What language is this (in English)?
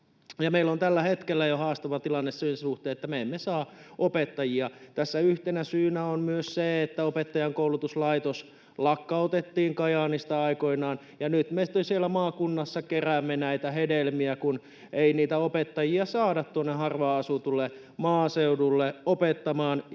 Finnish